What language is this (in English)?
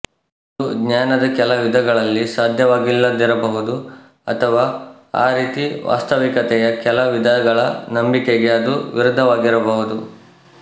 Kannada